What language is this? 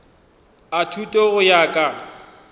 Northern Sotho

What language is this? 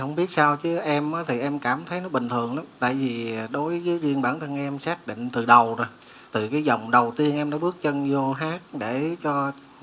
Vietnamese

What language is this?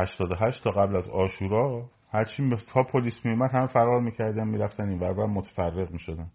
Persian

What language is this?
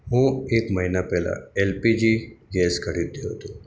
Gujarati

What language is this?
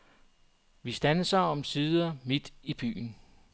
Danish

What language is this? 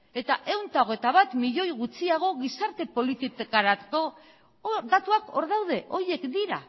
Basque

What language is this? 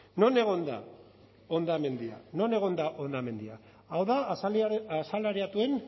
Basque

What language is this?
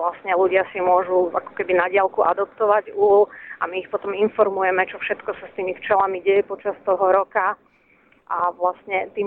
Slovak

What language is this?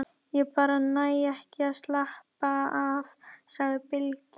Icelandic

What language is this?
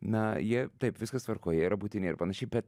Lithuanian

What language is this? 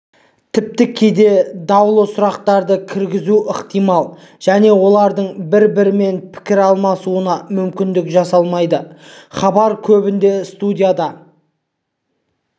Kazakh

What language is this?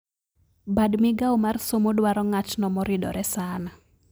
Luo (Kenya and Tanzania)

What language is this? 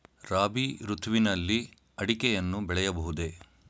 Kannada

